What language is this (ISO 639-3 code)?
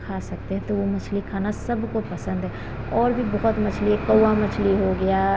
hin